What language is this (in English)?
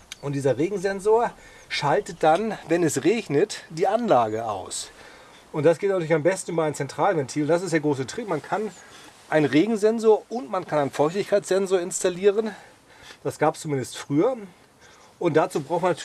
German